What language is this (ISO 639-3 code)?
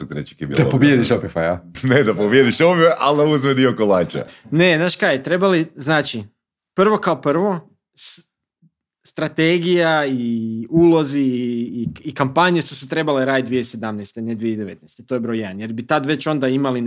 hrv